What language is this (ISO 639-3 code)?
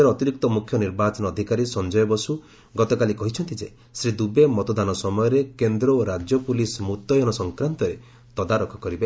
ori